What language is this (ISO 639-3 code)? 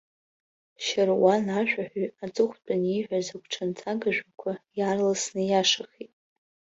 abk